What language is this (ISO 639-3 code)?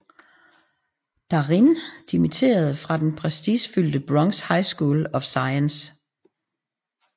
dan